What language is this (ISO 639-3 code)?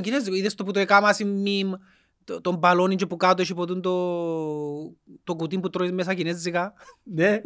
ell